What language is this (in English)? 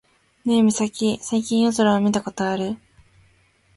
Japanese